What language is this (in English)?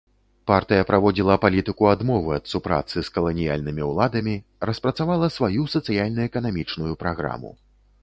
Belarusian